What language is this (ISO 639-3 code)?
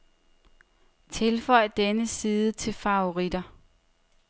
dan